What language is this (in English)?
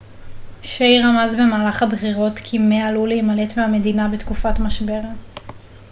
Hebrew